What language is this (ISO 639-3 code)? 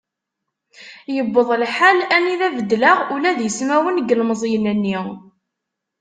kab